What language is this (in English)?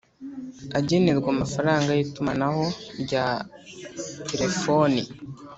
Kinyarwanda